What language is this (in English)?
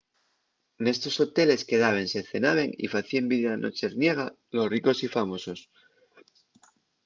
Asturian